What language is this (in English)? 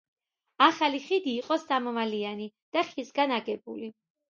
Georgian